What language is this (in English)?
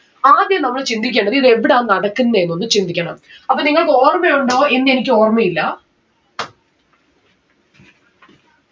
Malayalam